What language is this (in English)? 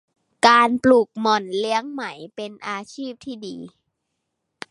Thai